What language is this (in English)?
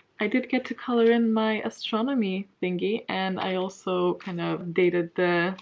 English